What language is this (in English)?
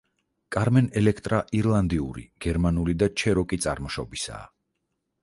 Georgian